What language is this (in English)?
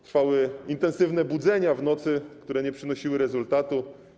Polish